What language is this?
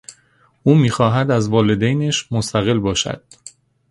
Persian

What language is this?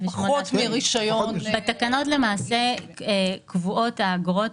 Hebrew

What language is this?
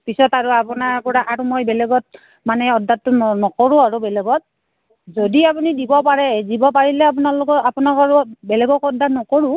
Assamese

